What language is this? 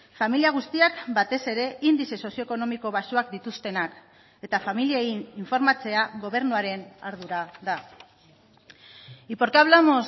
Basque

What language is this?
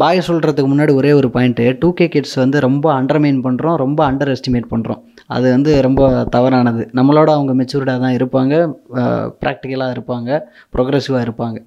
Tamil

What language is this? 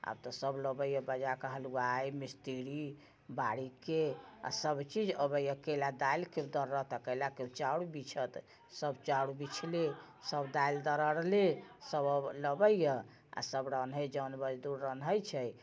Maithili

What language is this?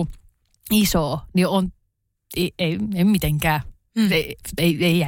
Finnish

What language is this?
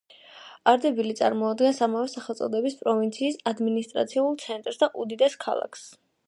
Georgian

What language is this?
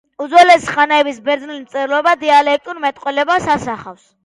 Georgian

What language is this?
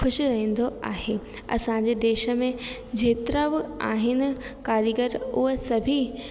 Sindhi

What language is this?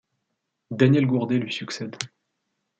French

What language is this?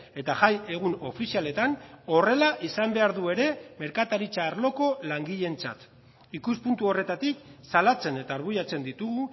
Basque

